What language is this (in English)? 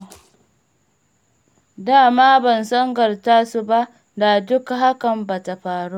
Hausa